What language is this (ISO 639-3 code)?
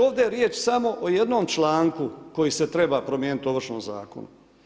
hrv